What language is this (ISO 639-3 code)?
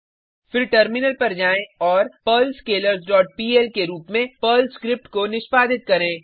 hin